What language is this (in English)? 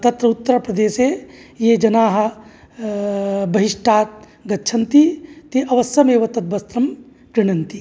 Sanskrit